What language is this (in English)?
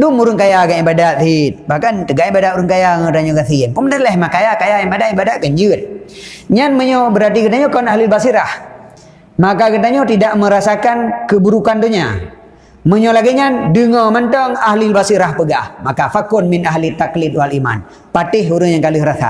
Malay